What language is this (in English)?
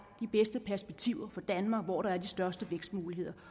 Danish